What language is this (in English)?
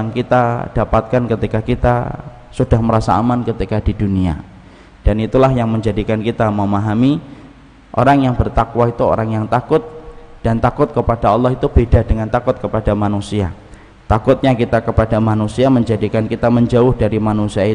Indonesian